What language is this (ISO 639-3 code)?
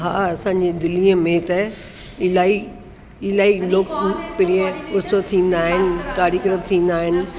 snd